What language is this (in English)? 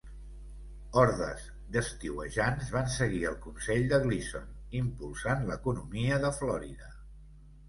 Catalan